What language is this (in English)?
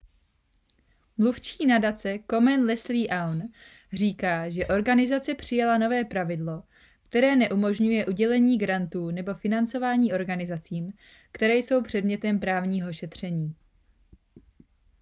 Czech